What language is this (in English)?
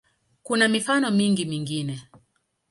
Swahili